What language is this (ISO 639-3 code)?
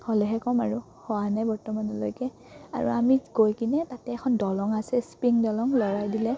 asm